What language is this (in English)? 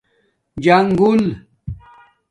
Domaaki